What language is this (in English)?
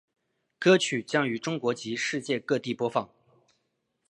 Chinese